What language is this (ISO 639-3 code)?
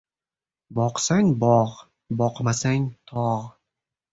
uzb